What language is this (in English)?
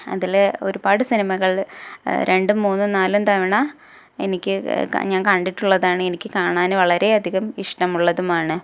Malayalam